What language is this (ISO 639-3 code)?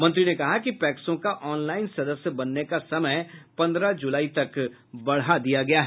hin